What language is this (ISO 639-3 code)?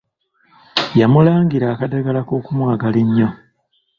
lug